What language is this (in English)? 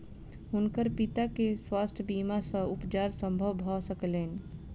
Maithili